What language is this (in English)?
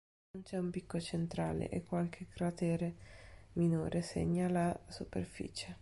Italian